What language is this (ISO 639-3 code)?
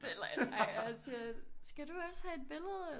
dan